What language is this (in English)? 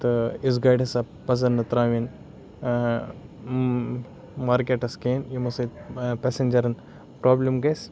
Kashmiri